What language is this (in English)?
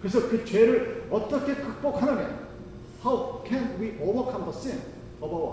Korean